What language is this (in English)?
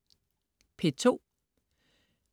Danish